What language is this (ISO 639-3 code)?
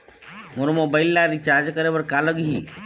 hne